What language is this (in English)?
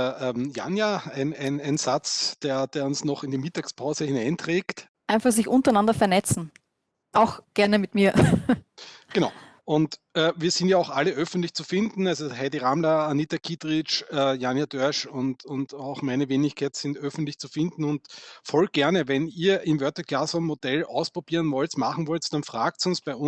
German